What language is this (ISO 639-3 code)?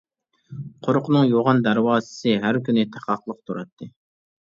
uig